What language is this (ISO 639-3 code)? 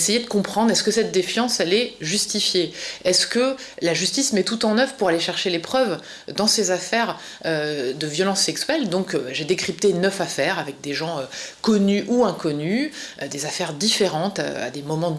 fra